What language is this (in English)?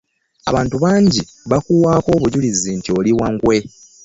Ganda